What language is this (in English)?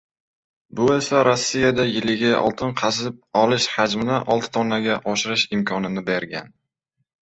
Uzbek